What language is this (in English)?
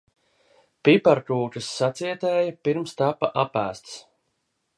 Latvian